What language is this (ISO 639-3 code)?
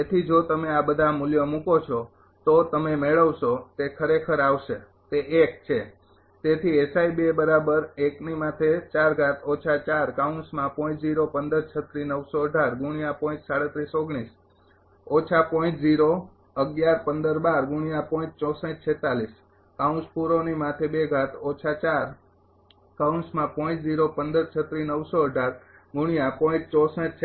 guj